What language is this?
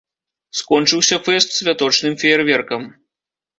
Belarusian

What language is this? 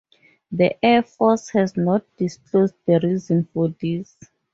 English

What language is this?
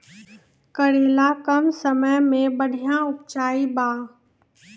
Maithili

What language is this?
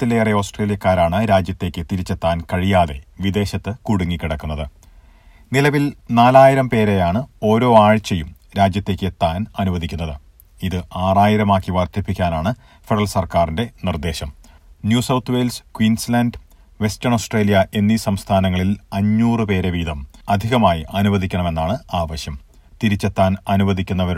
Malayalam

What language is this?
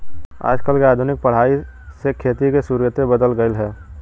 Bhojpuri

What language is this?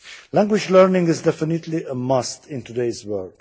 English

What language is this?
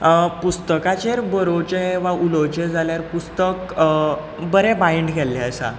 Konkani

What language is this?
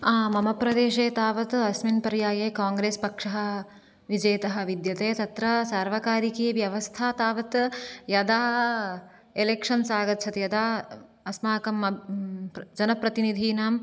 Sanskrit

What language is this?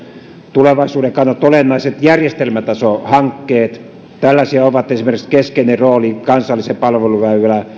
Finnish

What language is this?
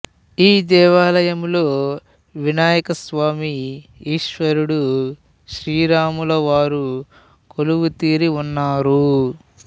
Telugu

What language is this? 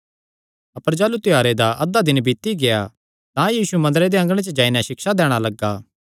Kangri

